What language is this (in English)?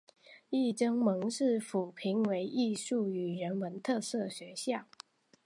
Chinese